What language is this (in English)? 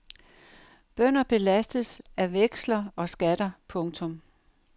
Danish